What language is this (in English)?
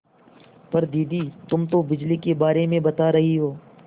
Hindi